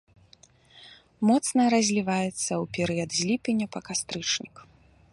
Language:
Belarusian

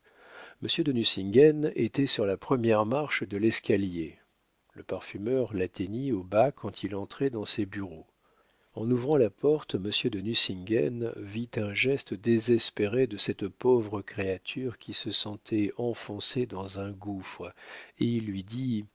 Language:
French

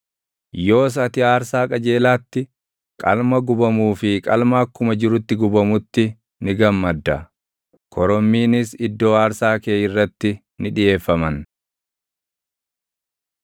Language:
Oromo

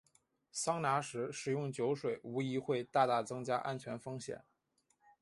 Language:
Chinese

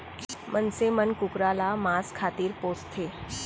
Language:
Chhattisgarhi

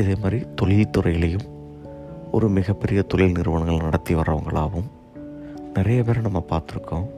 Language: Tamil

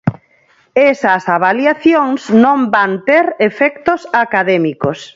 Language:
Galician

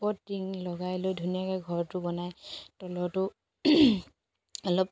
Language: Assamese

